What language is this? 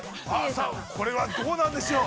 Japanese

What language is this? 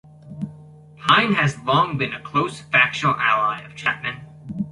English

